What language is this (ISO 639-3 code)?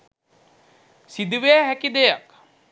sin